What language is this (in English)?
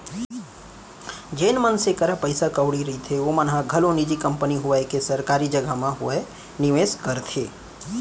Chhattisgarhi